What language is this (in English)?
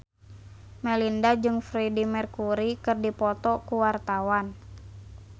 Sundanese